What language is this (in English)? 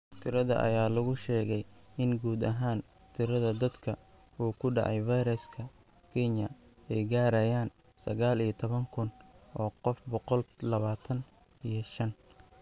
Somali